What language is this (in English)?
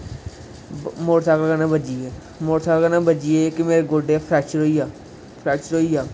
Dogri